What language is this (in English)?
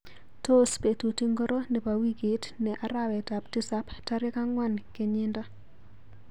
Kalenjin